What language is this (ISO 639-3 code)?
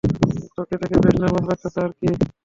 ben